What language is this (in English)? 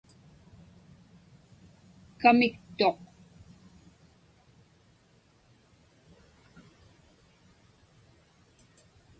Inupiaq